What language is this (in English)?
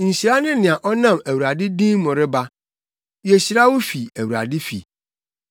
Akan